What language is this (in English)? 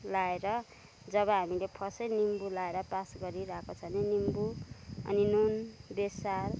Nepali